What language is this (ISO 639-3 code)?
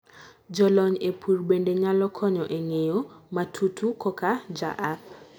luo